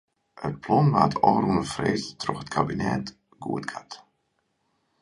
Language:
Western Frisian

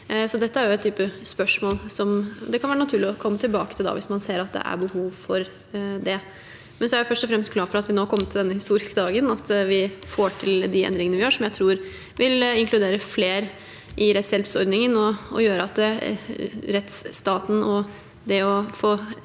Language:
Norwegian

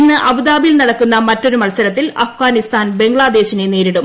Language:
Malayalam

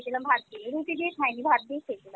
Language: Bangla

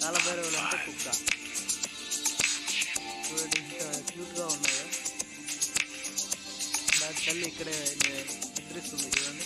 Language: Hindi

